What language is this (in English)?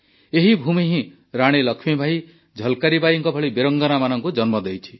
Odia